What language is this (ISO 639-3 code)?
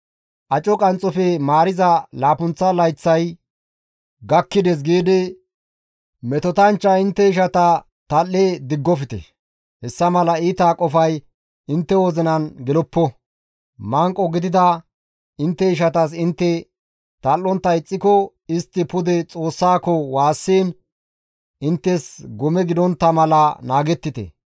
gmv